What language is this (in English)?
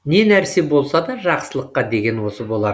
Kazakh